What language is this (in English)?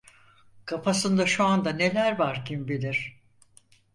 Turkish